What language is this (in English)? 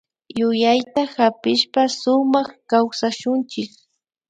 Imbabura Highland Quichua